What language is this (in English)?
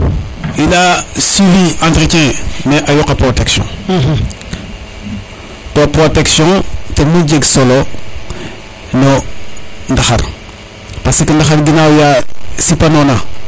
Serer